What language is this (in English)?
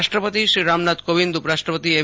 Gujarati